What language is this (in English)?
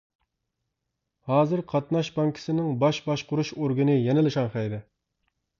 Uyghur